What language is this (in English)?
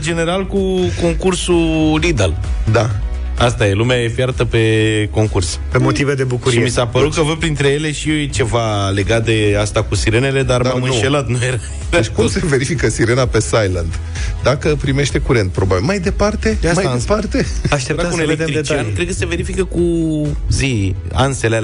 Romanian